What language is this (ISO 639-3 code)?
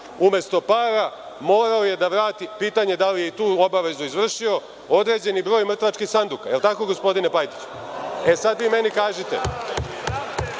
srp